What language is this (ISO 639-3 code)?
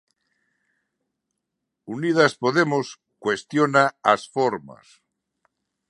glg